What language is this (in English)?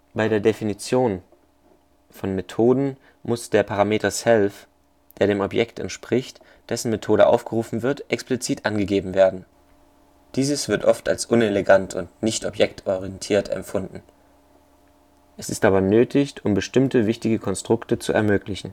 German